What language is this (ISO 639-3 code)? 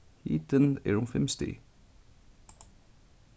fao